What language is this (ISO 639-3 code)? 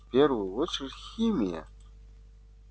rus